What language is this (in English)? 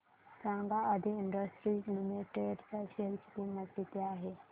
Marathi